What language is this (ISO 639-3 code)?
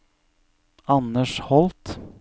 nor